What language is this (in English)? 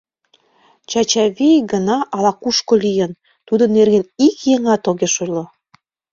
Mari